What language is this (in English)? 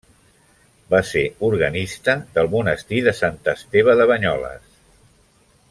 Catalan